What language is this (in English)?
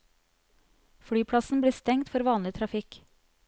Norwegian